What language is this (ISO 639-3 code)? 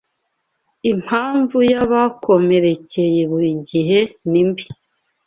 kin